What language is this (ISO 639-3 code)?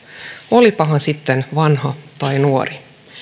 fin